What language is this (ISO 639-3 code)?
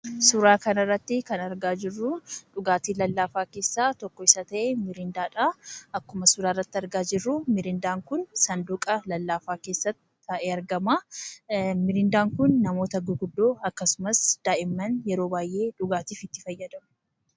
orm